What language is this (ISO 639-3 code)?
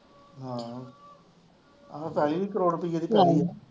pan